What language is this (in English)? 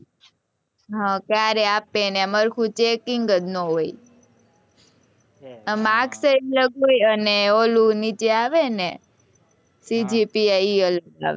Gujarati